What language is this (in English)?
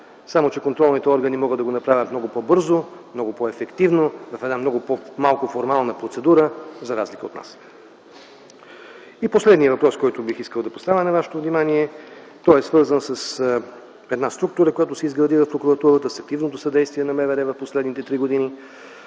Bulgarian